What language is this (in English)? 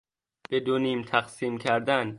Persian